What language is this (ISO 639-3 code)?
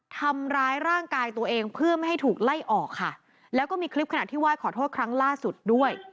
tha